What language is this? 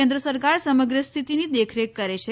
Gujarati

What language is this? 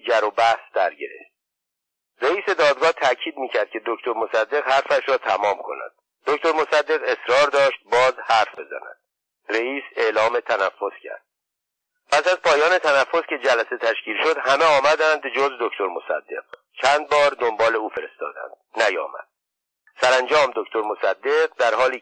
Persian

